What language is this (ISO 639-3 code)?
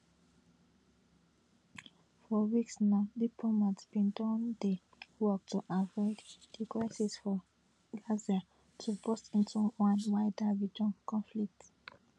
pcm